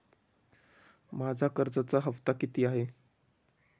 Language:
Marathi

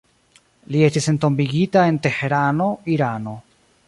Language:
Esperanto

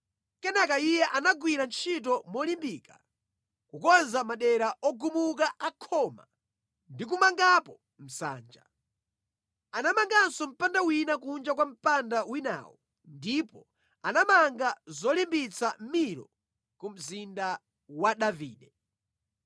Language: Nyanja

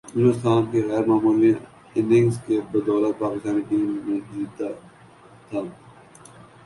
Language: Urdu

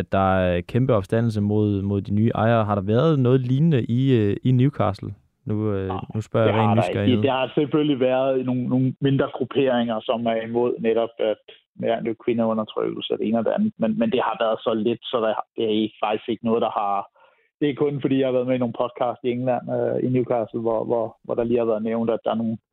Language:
Danish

